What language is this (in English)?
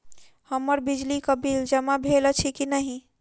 Maithili